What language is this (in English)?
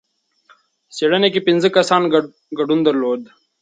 Pashto